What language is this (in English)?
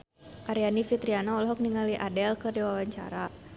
Sundanese